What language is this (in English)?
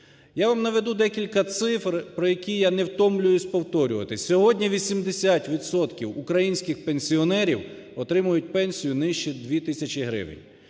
Ukrainian